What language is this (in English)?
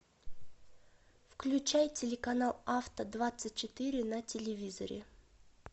Russian